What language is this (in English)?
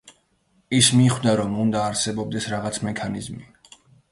Georgian